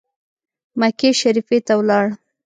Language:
Pashto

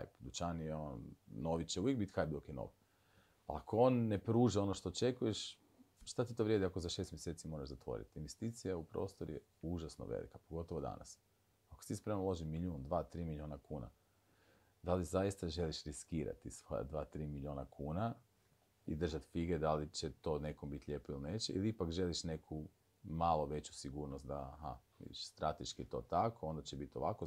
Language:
Croatian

